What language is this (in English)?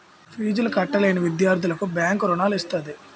Telugu